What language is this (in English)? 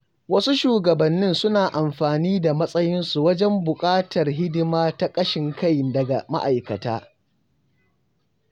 Hausa